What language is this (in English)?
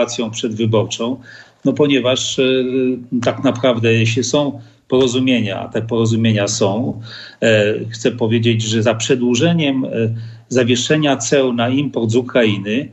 Polish